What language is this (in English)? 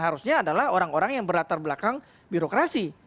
Indonesian